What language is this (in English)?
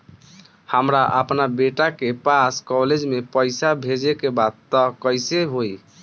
Bhojpuri